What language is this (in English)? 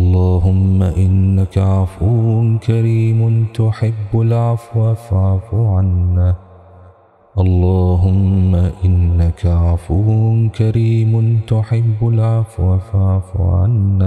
Arabic